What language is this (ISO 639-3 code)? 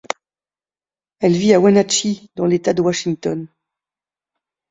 fra